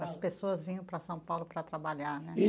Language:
Portuguese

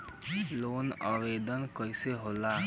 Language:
Bhojpuri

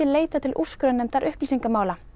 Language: Icelandic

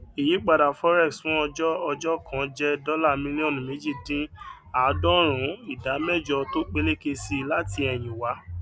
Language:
Yoruba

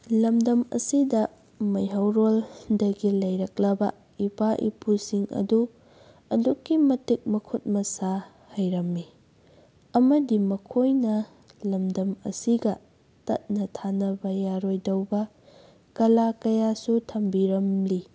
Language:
Manipuri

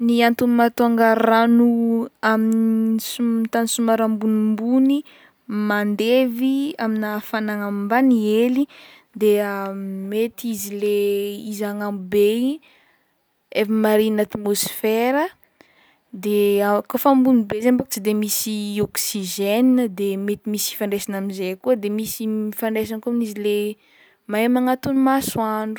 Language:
Northern Betsimisaraka Malagasy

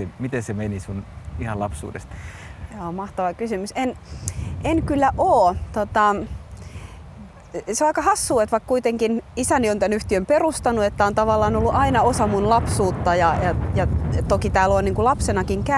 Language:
Finnish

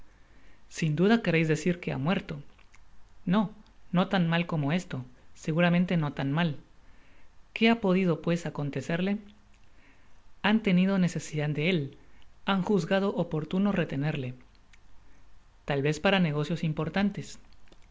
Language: Spanish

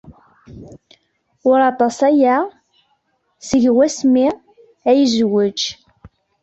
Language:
Kabyle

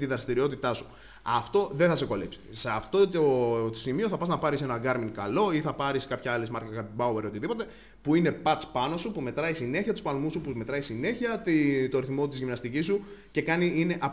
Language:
Greek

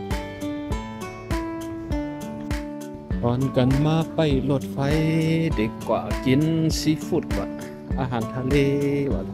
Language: Thai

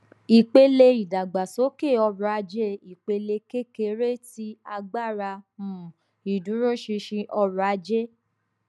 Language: Yoruba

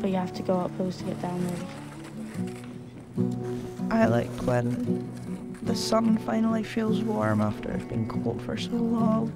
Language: English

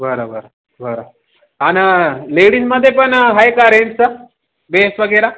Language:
Marathi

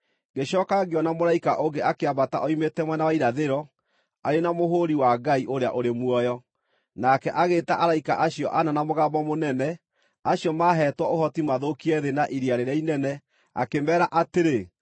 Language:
Kikuyu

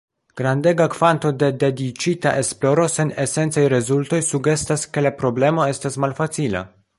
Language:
Esperanto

